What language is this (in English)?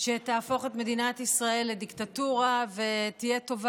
Hebrew